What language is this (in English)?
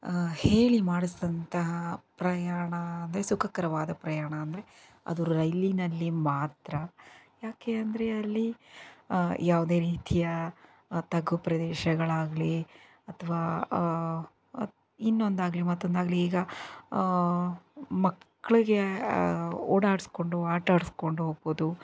Kannada